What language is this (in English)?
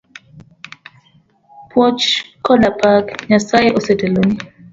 Luo (Kenya and Tanzania)